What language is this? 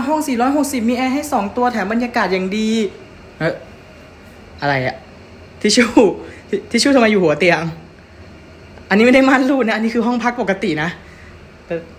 Thai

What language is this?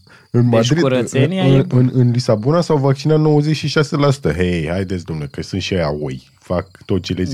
Romanian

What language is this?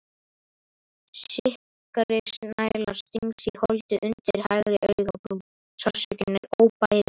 Icelandic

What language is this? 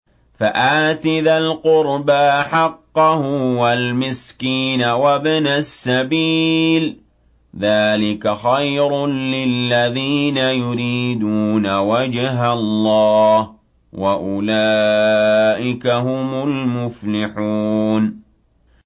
Arabic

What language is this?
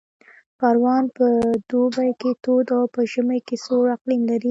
Pashto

